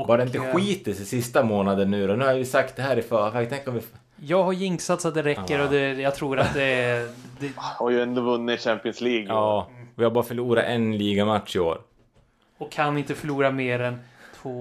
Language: Swedish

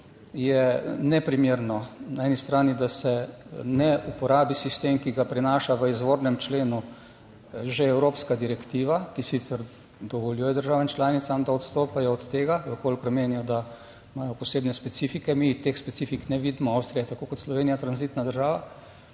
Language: Slovenian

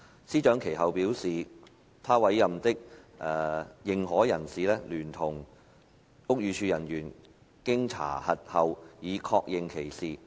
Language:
Cantonese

